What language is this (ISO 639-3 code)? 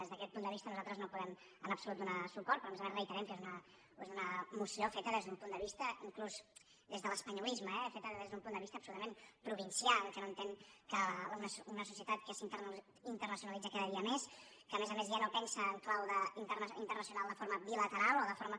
cat